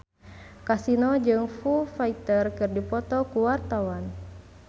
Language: Sundanese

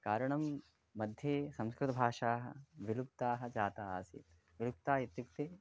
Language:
Sanskrit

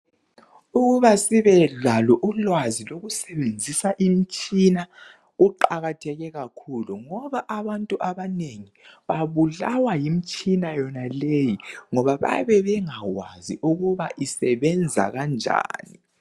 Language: North Ndebele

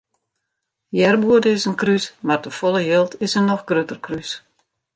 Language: Western Frisian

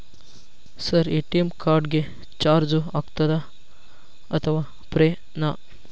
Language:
Kannada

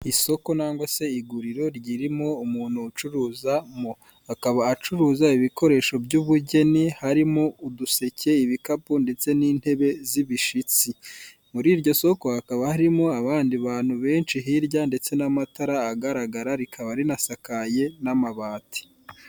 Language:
Kinyarwanda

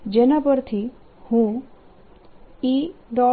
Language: Gujarati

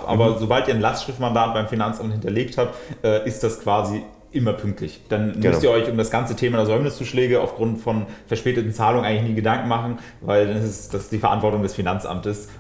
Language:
German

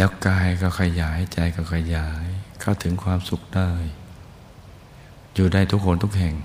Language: Thai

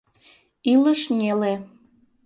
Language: Mari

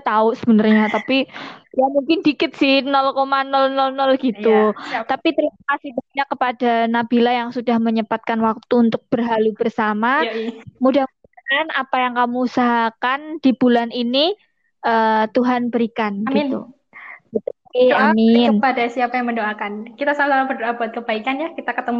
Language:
Indonesian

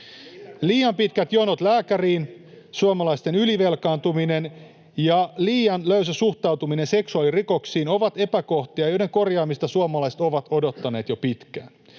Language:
Finnish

